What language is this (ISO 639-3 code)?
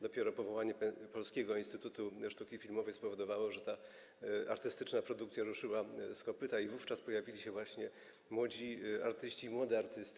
pol